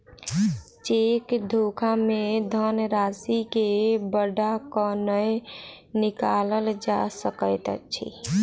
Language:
Maithili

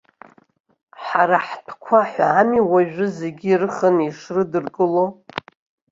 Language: Abkhazian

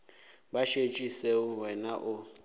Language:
Northern Sotho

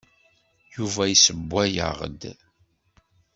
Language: Kabyle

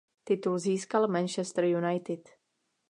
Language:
Czech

